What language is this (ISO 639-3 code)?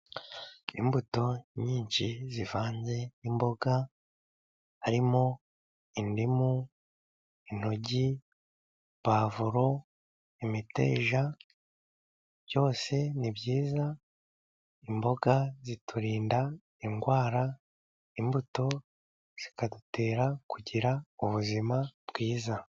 kin